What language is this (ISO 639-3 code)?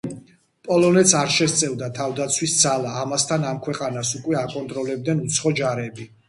kat